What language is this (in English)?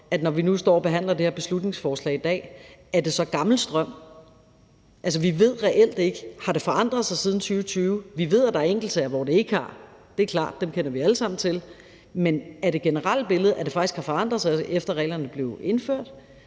Danish